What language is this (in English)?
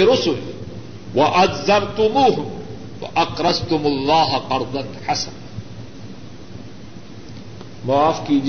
Urdu